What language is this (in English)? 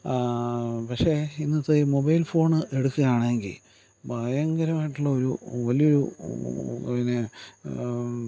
Malayalam